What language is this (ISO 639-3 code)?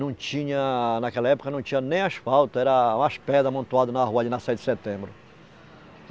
por